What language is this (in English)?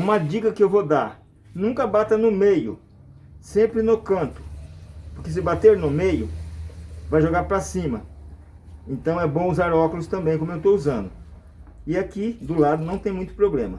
Portuguese